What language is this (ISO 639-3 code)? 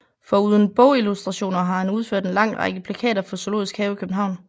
dan